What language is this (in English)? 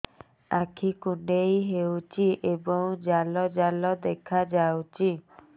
Odia